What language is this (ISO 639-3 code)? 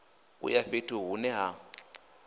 ven